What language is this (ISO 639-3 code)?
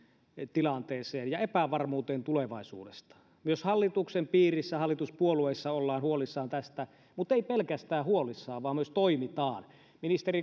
fin